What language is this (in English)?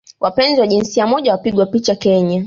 Swahili